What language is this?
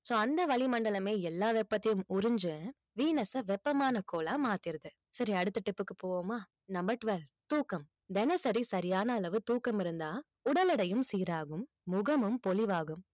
Tamil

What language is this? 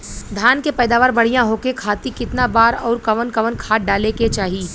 Bhojpuri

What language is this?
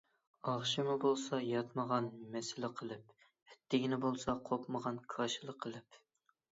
Uyghur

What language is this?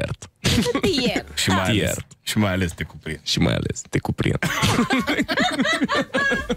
Romanian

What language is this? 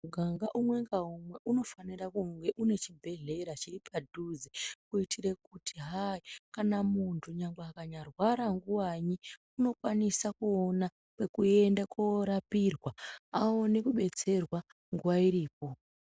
Ndau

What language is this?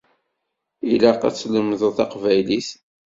Kabyle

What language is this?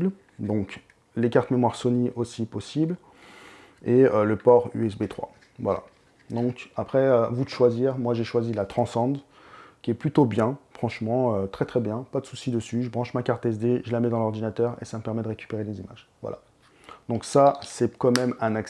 French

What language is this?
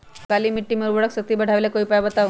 Magahi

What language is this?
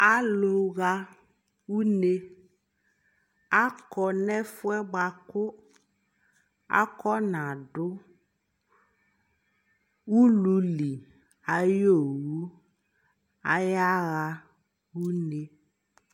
Ikposo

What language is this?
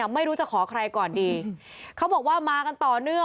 Thai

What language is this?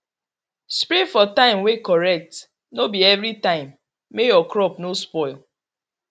Nigerian Pidgin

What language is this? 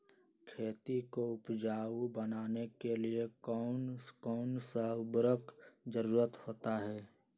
Magahi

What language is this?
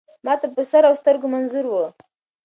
Pashto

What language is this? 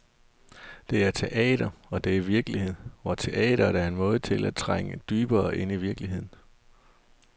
Danish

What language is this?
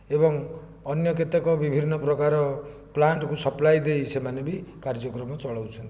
Odia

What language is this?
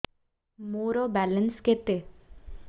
Odia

